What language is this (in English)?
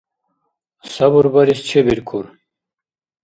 Dargwa